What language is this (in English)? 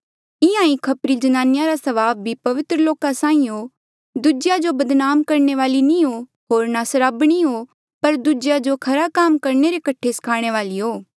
Mandeali